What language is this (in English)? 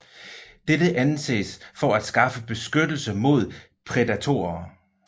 Danish